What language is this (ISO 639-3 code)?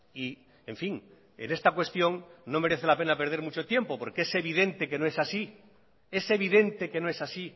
spa